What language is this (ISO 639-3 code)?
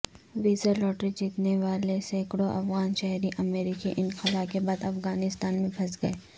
urd